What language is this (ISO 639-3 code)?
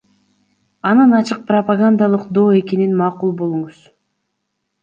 kir